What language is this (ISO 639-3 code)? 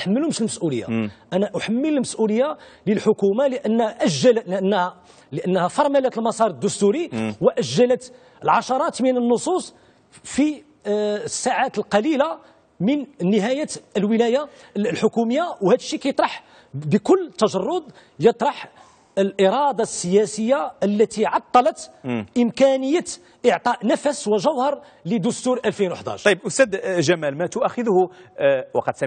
ara